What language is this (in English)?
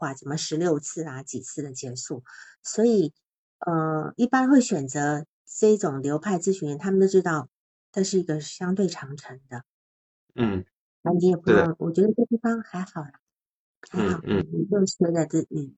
Chinese